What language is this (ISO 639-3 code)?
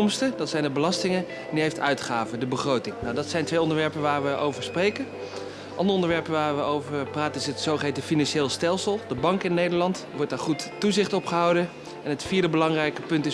nld